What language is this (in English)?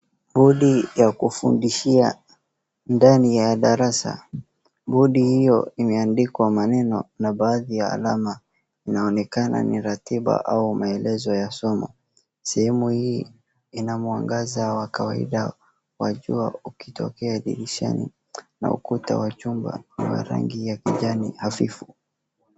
Swahili